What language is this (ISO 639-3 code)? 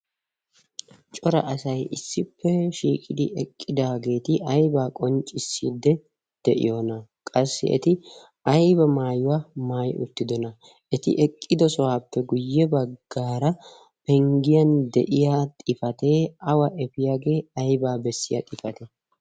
wal